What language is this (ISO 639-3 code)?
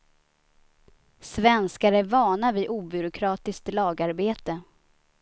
swe